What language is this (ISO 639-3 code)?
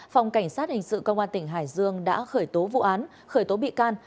vie